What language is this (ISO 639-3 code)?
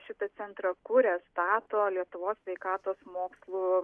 lit